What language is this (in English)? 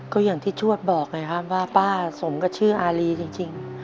Thai